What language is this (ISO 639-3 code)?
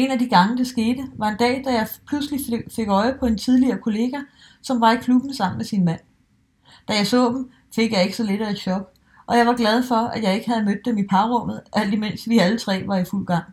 dan